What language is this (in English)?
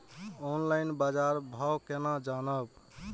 Maithili